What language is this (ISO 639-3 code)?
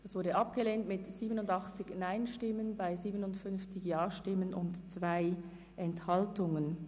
gsw